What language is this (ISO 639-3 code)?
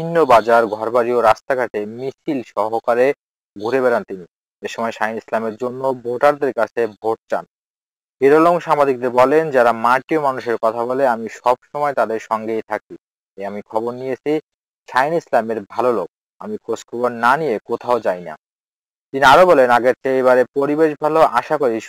ron